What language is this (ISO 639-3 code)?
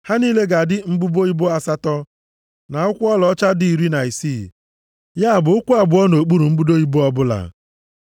ibo